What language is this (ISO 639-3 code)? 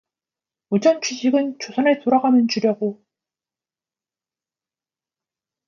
kor